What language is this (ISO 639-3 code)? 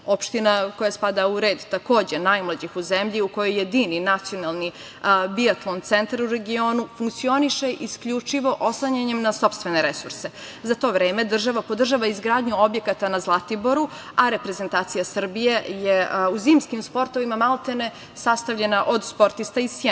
srp